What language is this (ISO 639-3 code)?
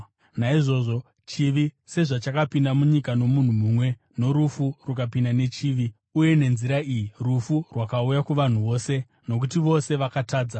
sna